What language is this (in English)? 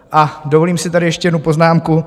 Czech